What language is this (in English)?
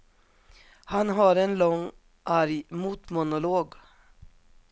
Swedish